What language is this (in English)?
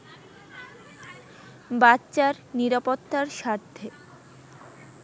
Bangla